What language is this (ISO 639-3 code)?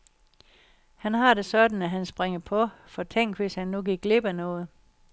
dan